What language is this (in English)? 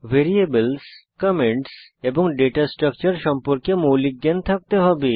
Bangla